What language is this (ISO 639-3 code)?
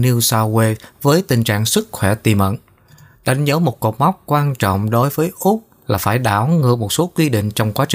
vie